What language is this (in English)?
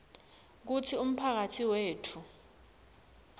Swati